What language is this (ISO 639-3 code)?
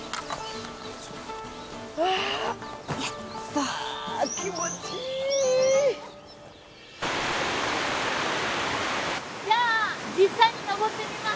jpn